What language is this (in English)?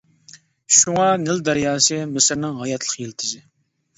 Uyghur